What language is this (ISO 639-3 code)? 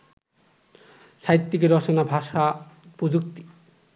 ben